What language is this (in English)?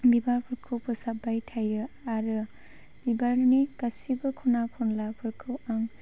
Bodo